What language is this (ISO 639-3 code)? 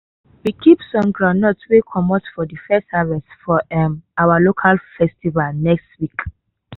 pcm